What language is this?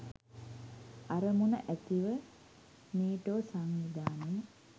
Sinhala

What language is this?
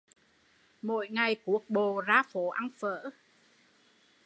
Vietnamese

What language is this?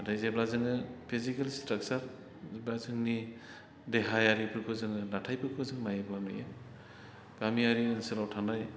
Bodo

